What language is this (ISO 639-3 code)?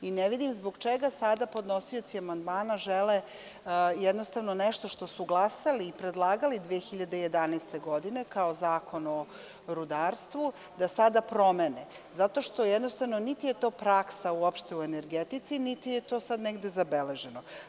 srp